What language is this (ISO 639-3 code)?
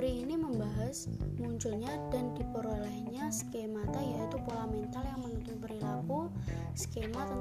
ind